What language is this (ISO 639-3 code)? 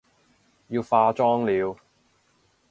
yue